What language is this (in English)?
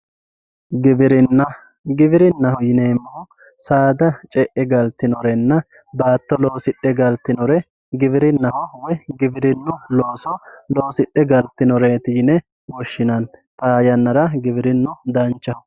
Sidamo